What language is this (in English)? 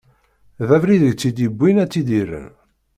Kabyle